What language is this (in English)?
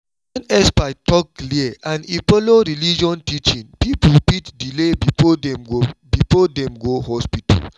Nigerian Pidgin